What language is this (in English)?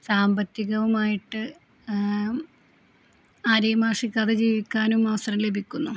Malayalam